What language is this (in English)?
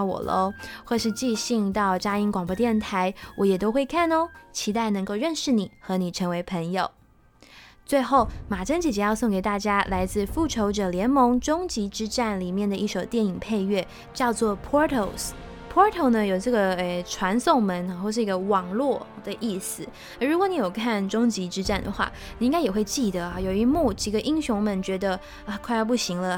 Chinese